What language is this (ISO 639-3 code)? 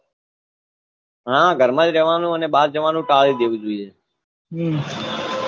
guj